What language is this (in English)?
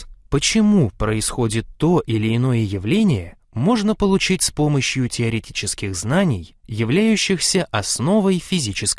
Russian